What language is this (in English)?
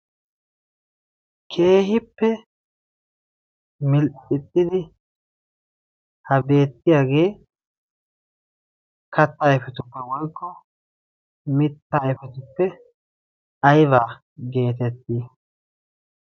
Wolaytta